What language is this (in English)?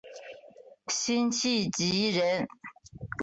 Chinese